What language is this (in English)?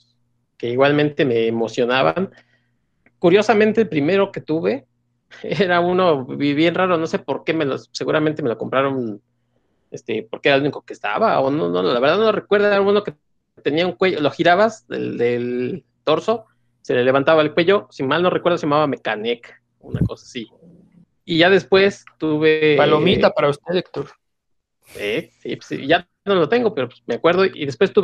Spanish